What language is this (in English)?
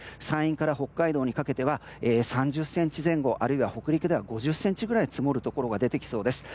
Japanese